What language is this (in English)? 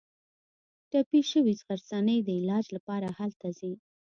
Pashto